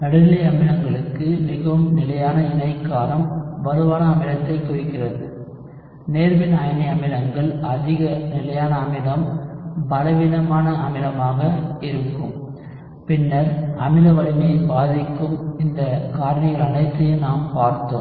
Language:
Tamil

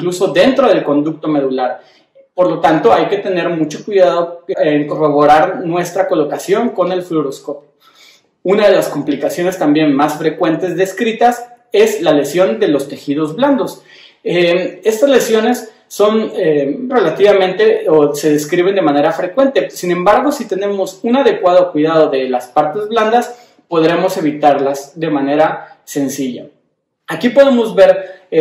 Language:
Spanish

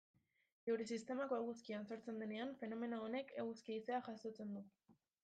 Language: Basque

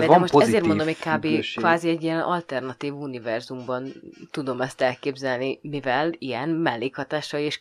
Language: Hungarian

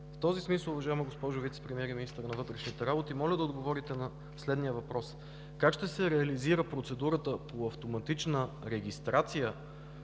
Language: Bulgarian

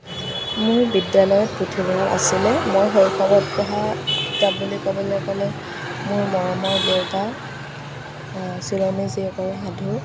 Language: Assamese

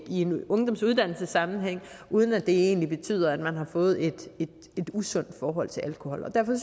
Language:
Danish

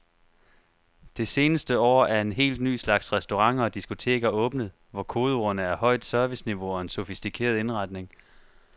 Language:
Danish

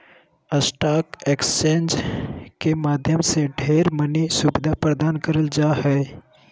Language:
Magahi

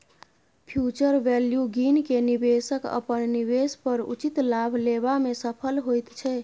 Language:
Maithili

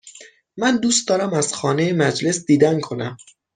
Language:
Persian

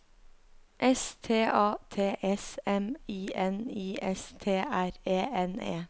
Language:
Norwegian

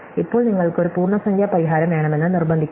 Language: Malayalam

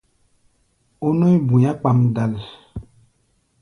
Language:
Gbaya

